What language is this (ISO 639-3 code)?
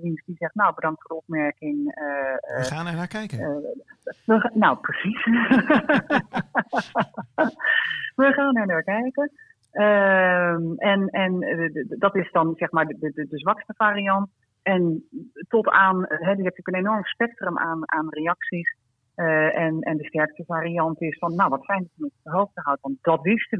nld